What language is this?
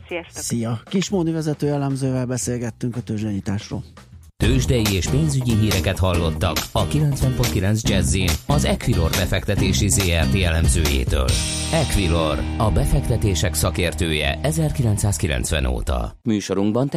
Hungarian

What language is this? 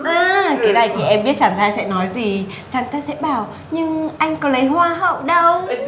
Vietnamese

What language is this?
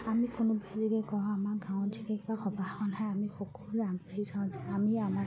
Assamese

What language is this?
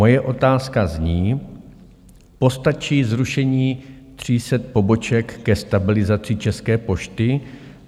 Czech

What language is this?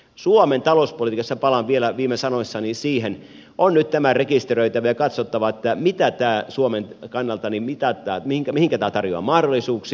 Finnish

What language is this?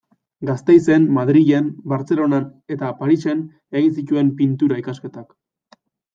Basque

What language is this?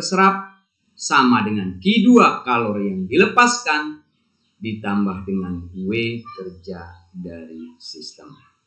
Indonesian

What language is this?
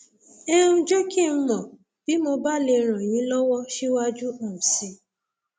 Yoruba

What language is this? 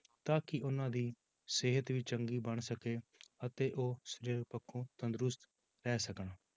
Punjabi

